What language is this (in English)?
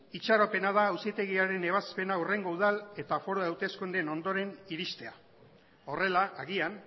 Basque